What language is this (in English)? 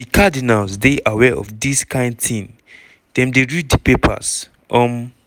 Nigerian Pidgin